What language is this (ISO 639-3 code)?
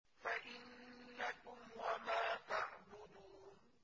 ara